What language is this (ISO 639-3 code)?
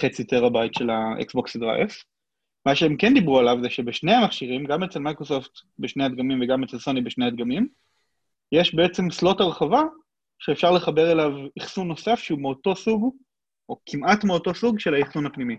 heb